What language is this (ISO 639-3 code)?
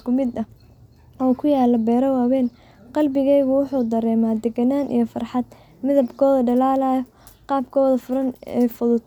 som